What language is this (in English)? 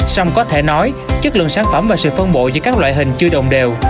Vietnamese